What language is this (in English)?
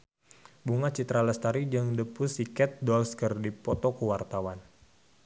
Sundanese